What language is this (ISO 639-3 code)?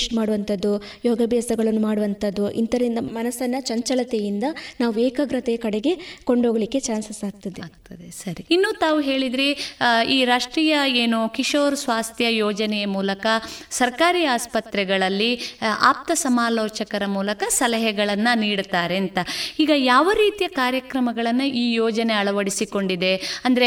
kan